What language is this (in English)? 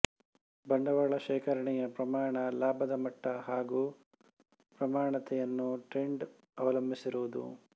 Kannada